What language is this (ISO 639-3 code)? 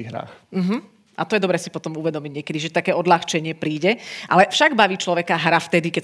slk